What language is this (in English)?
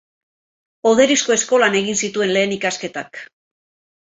Basque